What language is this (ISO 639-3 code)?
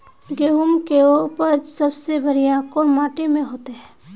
mag